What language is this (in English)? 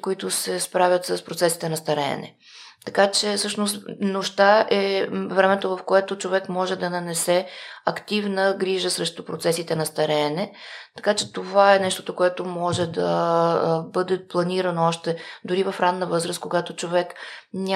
Bulgarian